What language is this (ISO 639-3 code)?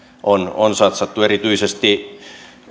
fin